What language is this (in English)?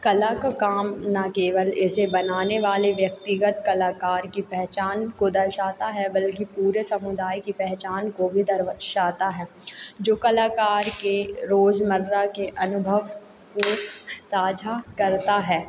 Hindi